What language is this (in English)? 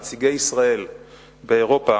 Hebrew